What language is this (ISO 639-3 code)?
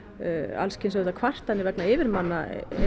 isl